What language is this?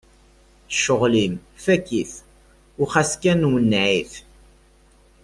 Kabyle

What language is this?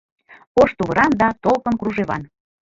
Mari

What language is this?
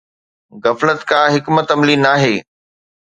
Sindhi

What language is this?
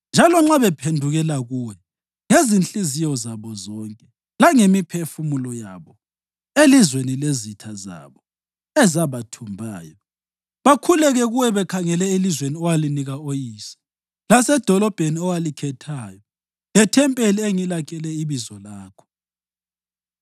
North Ndebele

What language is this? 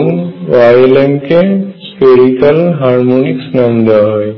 Bangla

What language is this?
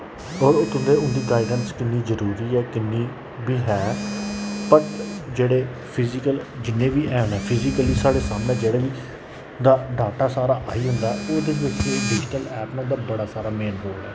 Dogri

